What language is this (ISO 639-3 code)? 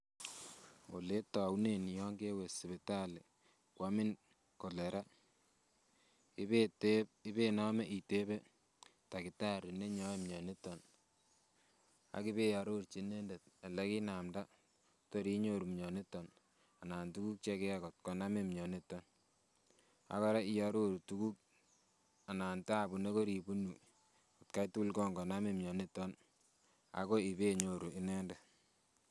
kln